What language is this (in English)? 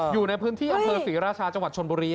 Thai